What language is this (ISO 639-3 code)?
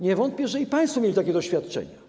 pol